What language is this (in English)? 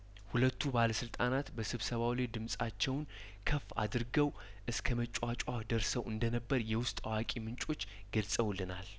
Amharic